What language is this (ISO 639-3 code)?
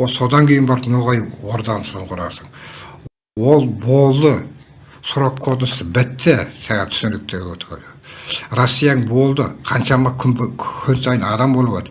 tur